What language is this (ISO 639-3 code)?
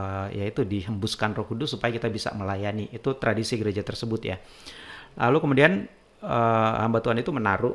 ind